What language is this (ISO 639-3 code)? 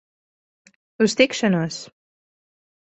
lav